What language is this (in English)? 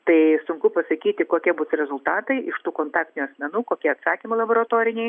Lithuanian